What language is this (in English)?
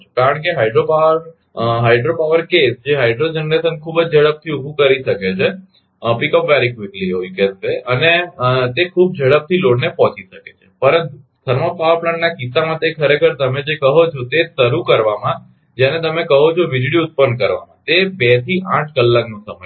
Gujarati